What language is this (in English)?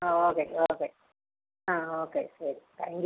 Malayalam